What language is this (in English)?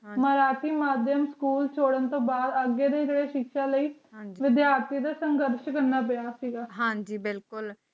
Punjabi